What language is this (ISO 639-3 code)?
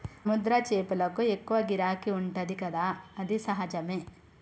tel